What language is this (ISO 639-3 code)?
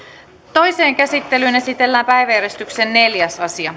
fin